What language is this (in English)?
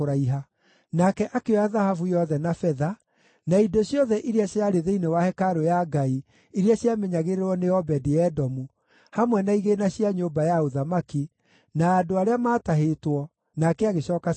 Kikuyu